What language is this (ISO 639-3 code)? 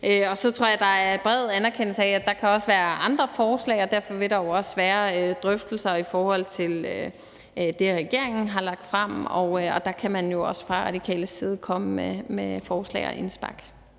dan